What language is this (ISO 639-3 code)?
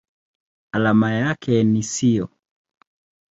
swa